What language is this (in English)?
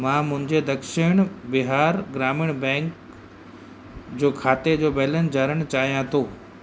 Sindhi